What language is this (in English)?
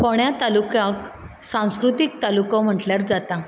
Konkani